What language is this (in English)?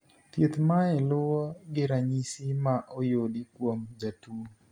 Luo (Kenya and Tanzania)